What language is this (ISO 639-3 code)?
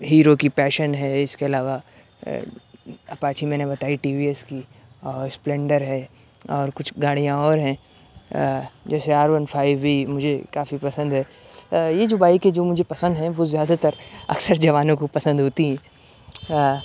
urd